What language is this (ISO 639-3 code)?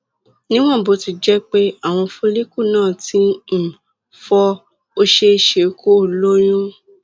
yor